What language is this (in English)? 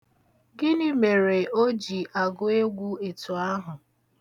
Igbo